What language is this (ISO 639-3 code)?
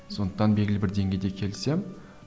kaz